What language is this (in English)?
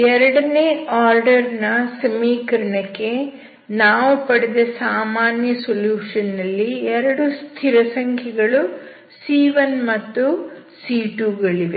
Kannada